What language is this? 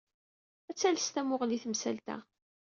Kabyle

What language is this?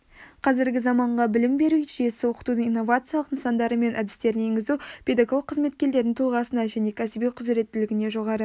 Kazakh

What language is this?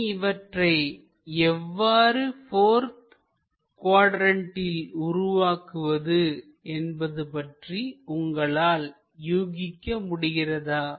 Tamil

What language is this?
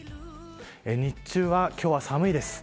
Japanese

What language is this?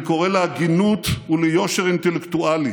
Hebrew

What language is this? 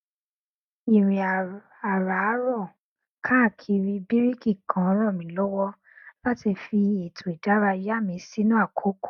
Yoruba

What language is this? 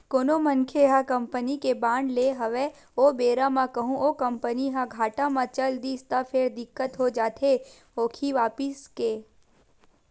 Chhattisgarhi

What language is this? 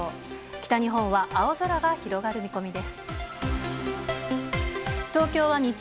Japanese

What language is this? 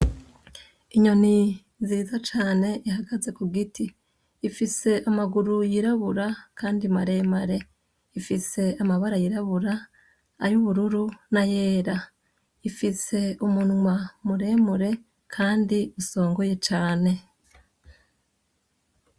Rundi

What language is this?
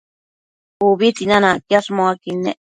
Matsés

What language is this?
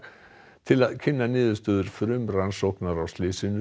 Icelandic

